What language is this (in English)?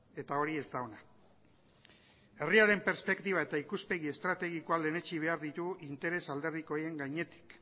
Basque